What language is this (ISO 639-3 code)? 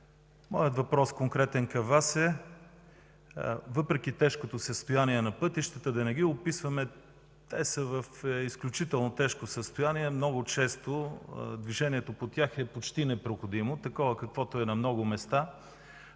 bul